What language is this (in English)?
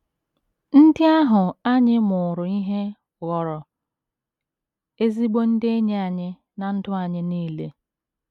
Igbo